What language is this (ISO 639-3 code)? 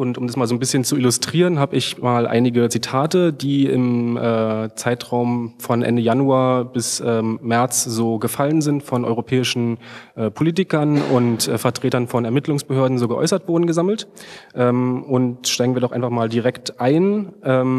deu